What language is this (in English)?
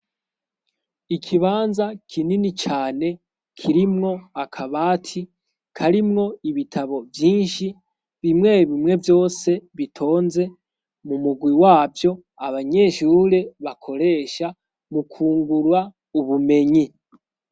Rundi